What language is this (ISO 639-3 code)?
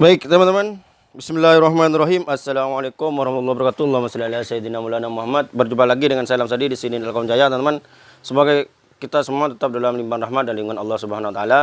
ind